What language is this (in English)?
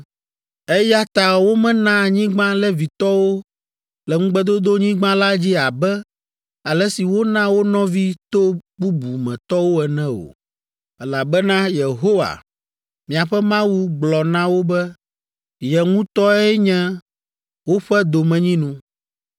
Ewe